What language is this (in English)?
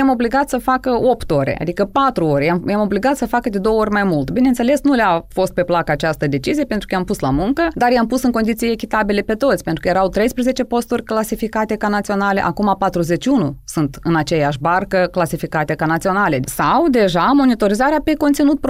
Romanian